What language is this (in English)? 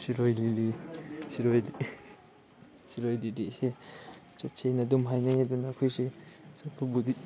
Manipuri